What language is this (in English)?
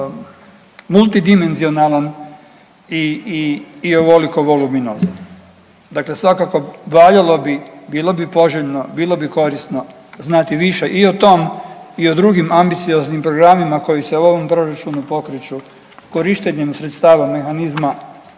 Croatian